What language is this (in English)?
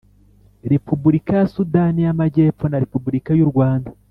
Kinyarwanda